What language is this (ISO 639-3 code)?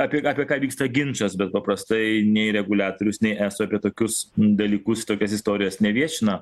lit